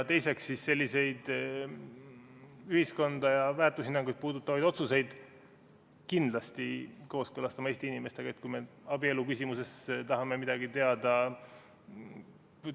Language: Estonian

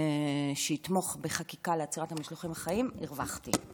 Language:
Hebrew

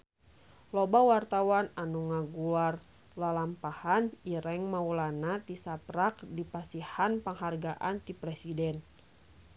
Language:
Sundanese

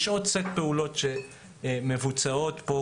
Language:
Hebrew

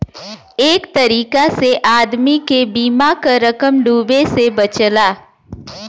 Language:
Bhojpuri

